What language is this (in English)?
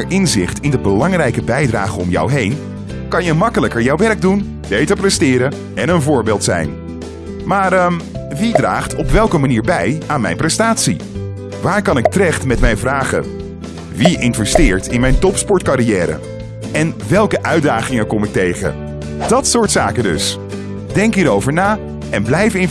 Dutch